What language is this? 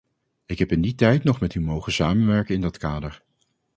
Dutch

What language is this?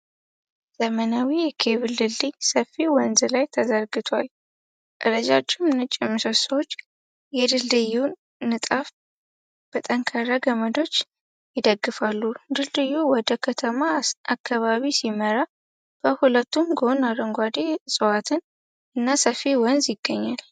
Amharic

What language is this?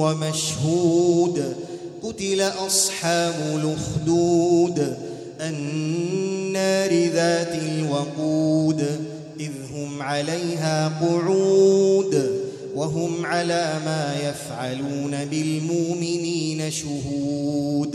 Arabic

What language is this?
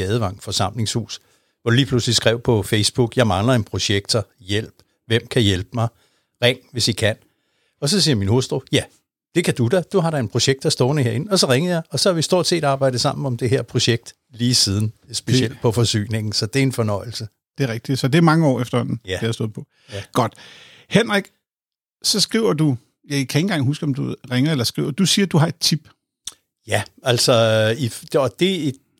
Danish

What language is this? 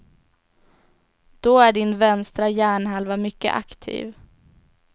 Swedish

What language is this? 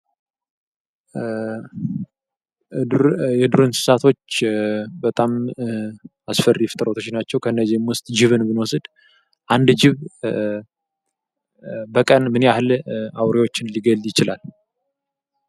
Amharic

